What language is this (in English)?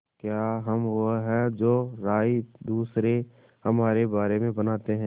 Hindi